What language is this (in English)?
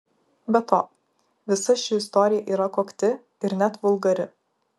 Lithuanian